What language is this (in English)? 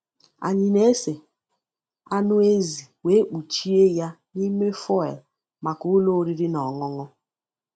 Igbo